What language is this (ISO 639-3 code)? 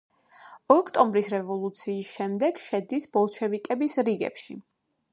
kat